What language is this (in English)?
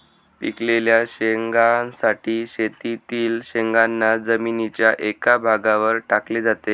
Marathi